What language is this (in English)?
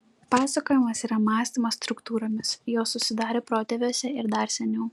Lithuanian